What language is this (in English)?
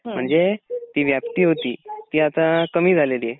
Marathi